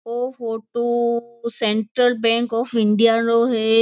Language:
Marwari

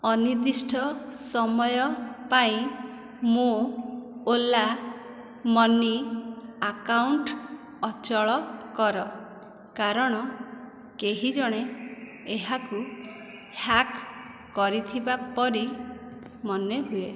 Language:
Odia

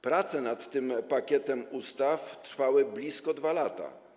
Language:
Polish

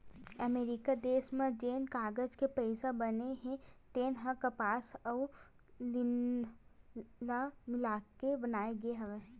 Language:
Chhattisgarhi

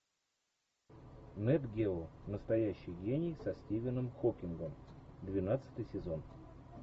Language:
Russian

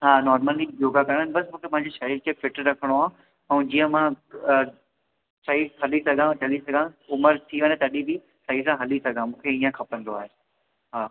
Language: Sindhi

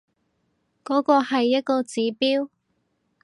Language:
Cantonese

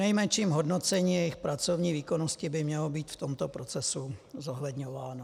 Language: Czech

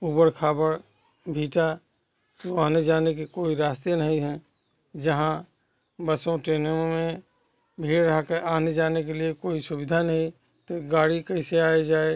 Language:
Hindi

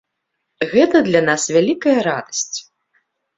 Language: Belarusian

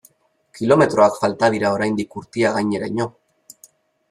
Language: Basque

